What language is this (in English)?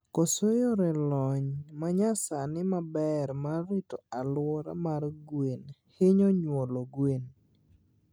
Luo (Kenya and Tanzania)